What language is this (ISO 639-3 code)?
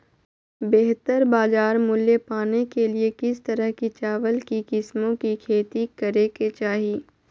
mag